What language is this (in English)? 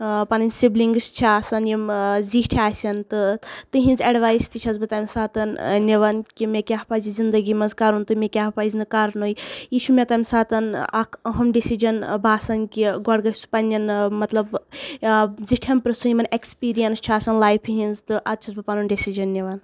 Kashmiri